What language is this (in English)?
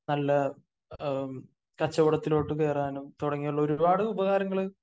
Malayalam